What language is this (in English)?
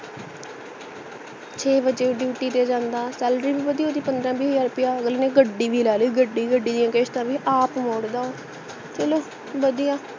Punjabi